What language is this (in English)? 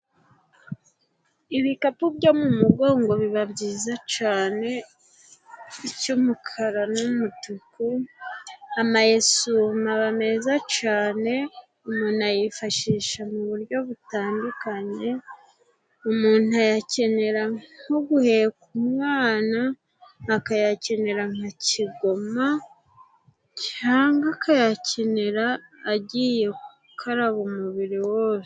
Kinyarwanda